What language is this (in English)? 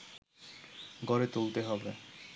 Bangla